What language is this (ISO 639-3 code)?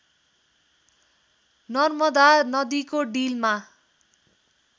nep